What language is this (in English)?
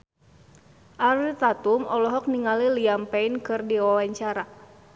Sundanese